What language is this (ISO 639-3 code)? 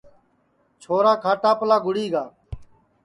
ssi